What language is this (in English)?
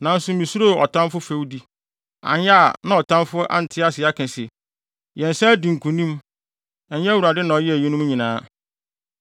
Akan